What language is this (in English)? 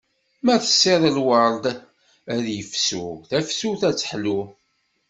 Kabyle